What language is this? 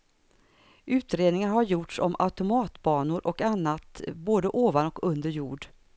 Swedish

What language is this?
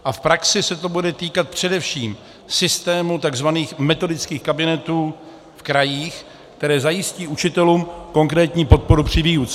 Czech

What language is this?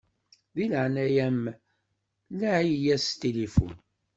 Kabyle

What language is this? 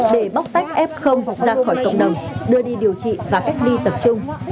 Vietnamese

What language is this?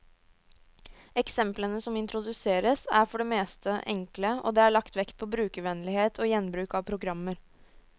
Norwegian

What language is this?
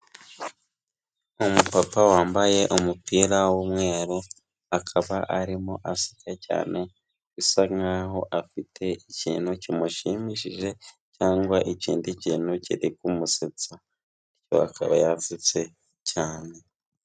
Kinyarwanda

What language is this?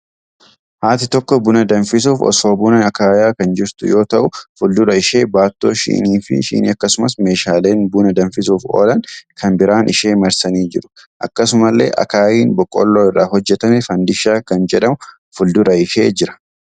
Oromo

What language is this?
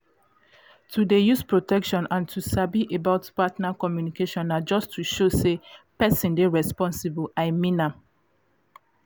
Nigerian Pidgin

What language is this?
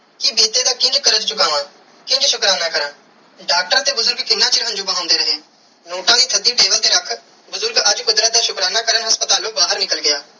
Punjabi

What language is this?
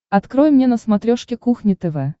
Russian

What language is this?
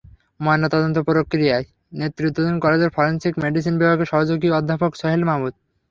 Bangla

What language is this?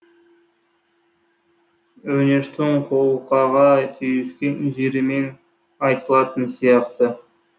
Kazakh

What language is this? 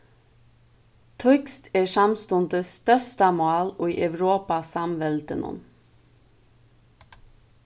Faroese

